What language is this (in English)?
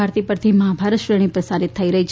Gujarati